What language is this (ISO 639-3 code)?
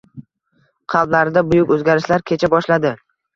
uzb